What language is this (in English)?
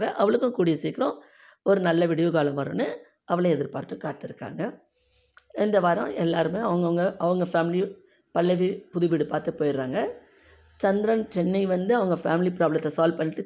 Tamil